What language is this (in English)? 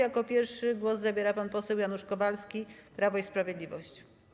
Polish